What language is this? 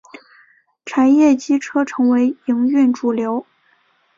Chinese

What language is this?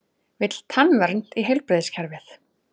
Icelandic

